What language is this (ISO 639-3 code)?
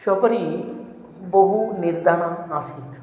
san